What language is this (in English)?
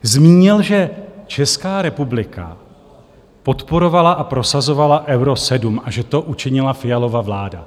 Czech